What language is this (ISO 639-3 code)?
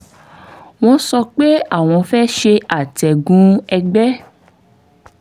yor